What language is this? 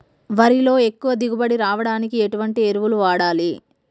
Telugu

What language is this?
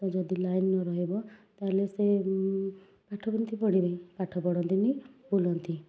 Odia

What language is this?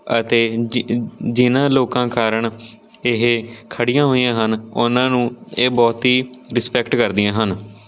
Punjabi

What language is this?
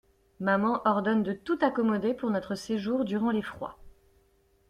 French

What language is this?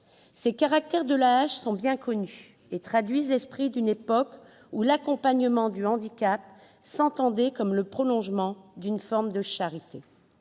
French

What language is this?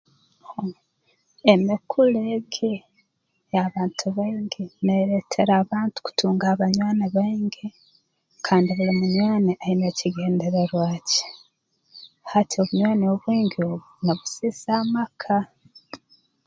Tooro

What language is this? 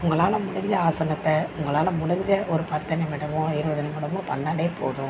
Tamil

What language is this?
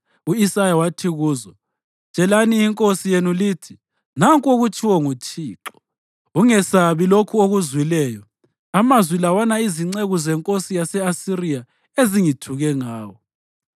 North Ndebele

